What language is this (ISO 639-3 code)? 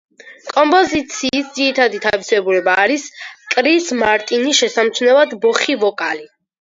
kat